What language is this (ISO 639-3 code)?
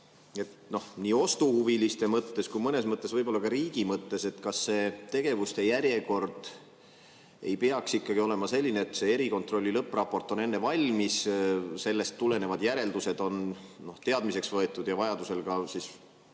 est